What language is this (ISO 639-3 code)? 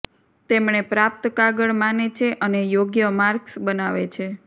guj